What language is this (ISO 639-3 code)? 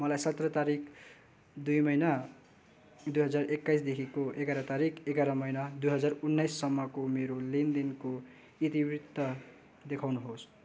nep